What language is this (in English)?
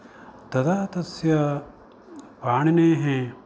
Sanskrit